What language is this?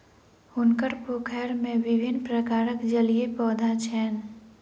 Maithili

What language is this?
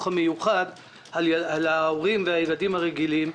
Hebrew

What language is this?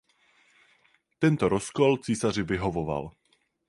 Czech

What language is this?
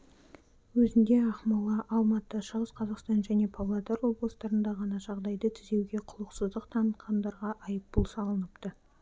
Kazakh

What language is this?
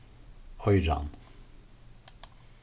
Faroese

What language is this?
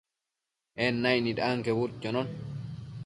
Matsés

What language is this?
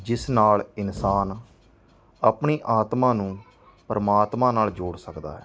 Punjabi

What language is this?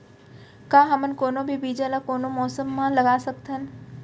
Chhattisgarhi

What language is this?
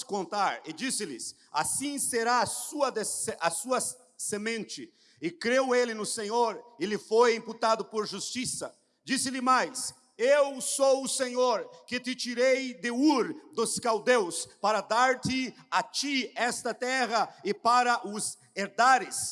Portuguese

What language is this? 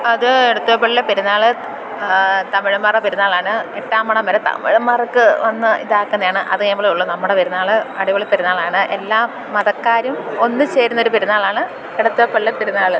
Malayalam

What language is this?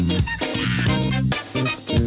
Thai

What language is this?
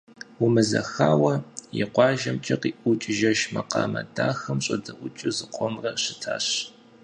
Kabardian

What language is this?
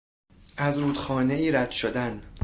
Persian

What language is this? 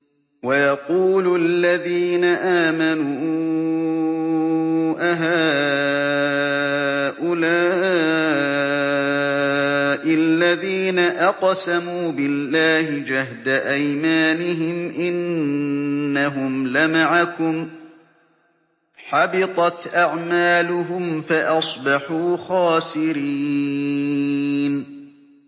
Arabic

